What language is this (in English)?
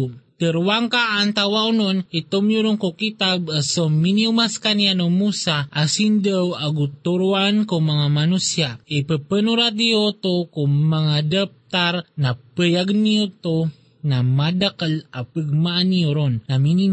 Filipino